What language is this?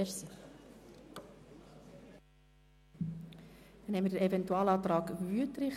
Swiss German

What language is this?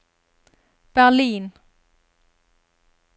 Norwegian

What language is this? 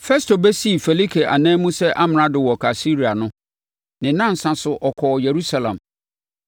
Akan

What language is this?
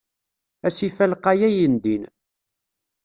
Kabyle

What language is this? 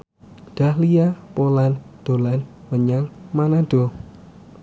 Javanese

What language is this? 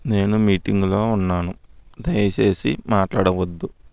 Telugu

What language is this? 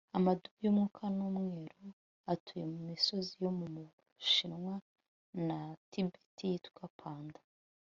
Kinyarwanda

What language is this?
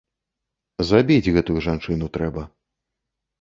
Belarusian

